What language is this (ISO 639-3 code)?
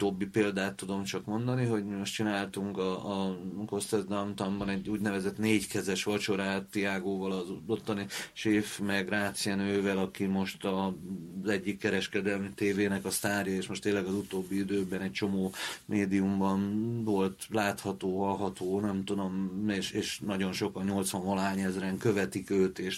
hun